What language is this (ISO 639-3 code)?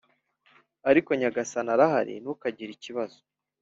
kin